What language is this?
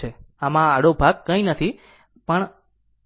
Gujarati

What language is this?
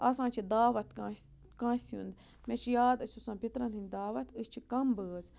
Kashmiri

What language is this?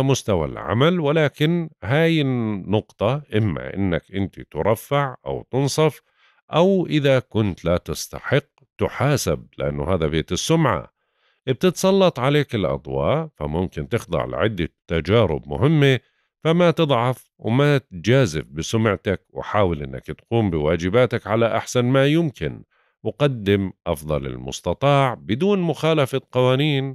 Arabic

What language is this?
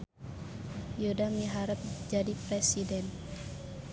Sundanese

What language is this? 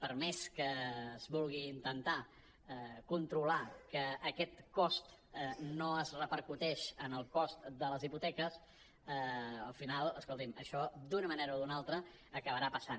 Catalan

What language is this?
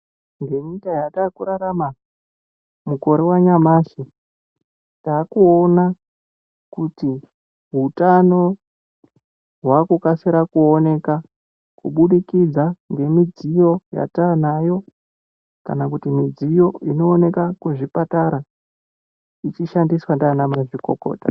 Ndau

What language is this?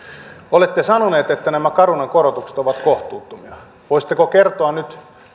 Finnish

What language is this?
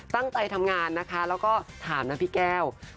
Thai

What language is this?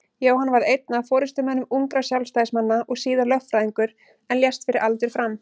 Icelandic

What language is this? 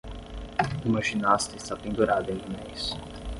Portuguese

